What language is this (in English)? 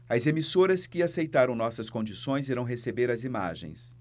Portuguese